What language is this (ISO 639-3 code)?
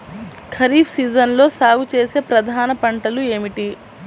tel